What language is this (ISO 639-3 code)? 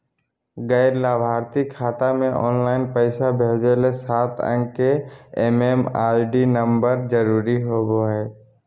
mag